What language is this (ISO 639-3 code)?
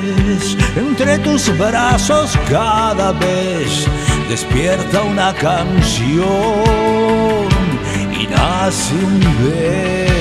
ron